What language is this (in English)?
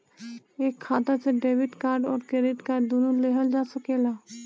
Bhojpuri